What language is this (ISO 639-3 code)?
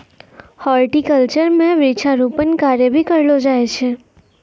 mai